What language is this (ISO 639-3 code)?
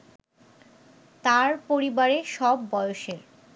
ben